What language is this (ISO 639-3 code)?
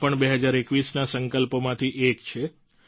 guj